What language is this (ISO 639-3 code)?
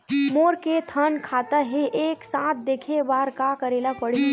hne